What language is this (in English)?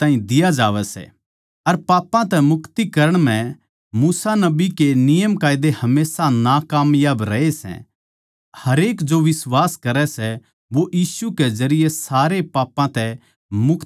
Haryanvi